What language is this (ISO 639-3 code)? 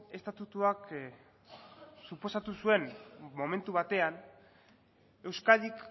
eus